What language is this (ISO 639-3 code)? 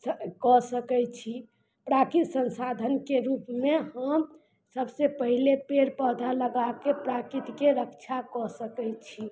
mai